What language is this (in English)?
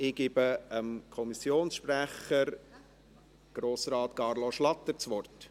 Swiss German